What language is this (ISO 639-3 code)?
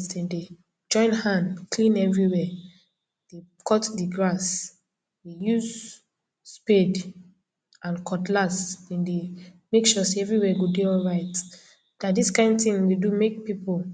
pcm